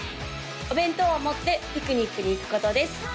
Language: Japanese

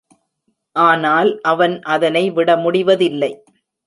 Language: Tamil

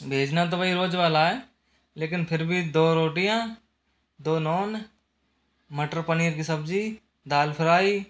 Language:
Hindi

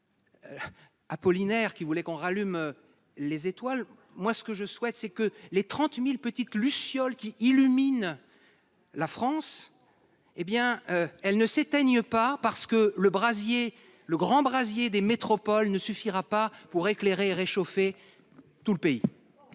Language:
French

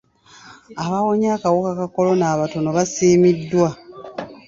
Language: Ganda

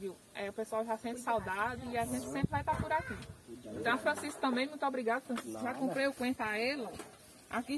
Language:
Portuguese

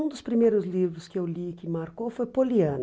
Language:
Portuguese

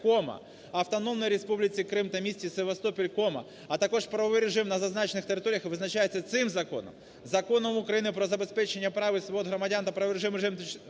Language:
Ukrainian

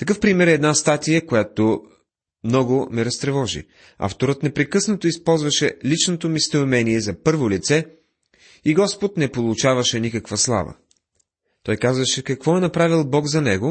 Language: Bulgarian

